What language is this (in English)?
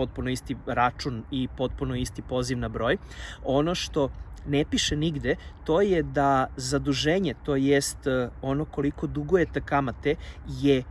Serbian